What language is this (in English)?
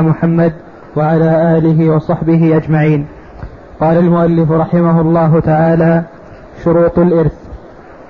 Arabic